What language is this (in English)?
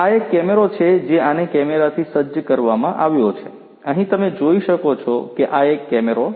Gujarati